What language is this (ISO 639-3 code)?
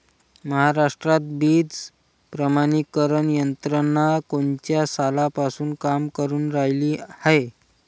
mar